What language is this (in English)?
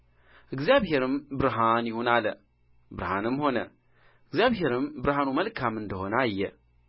Amharic